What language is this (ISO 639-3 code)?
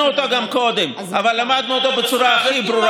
heb